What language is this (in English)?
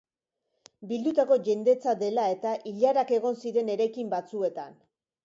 Basque